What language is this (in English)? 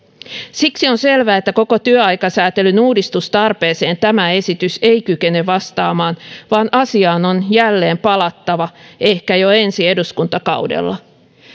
Finnish